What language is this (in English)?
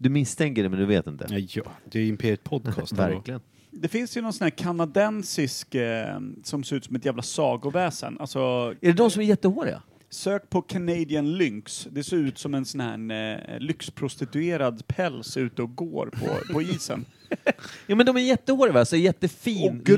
Swedish